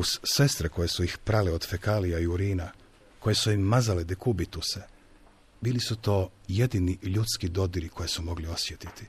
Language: Croatian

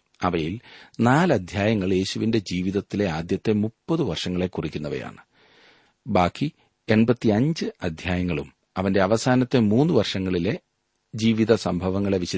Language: Malayalam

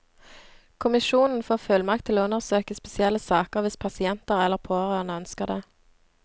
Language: Norwegian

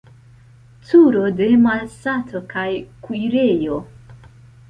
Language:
Esperanto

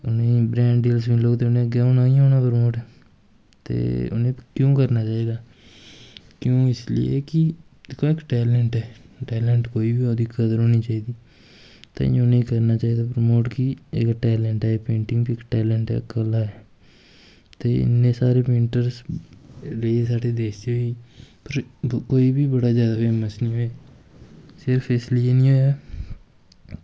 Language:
Dogri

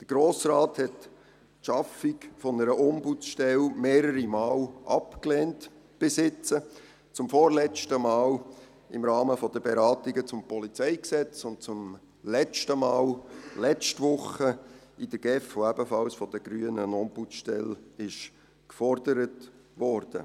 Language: Swiss German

